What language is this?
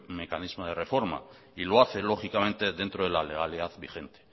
Spanish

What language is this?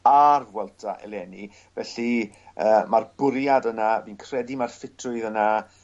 Welsh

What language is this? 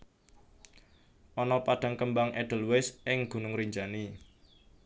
Javanese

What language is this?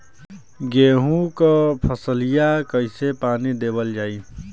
Bhojpuri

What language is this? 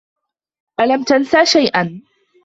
Arabic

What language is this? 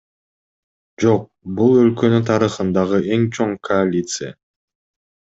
Kyrgyz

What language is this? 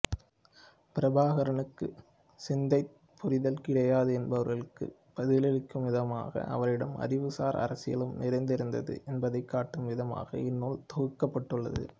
Tamil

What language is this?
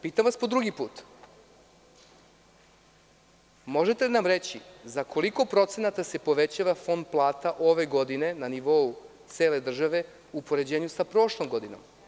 Serbian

